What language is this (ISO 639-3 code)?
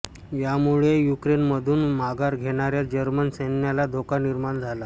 mar